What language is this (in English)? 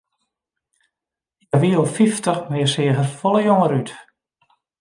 Western Frisian